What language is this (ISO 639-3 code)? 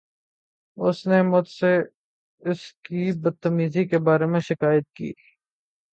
urd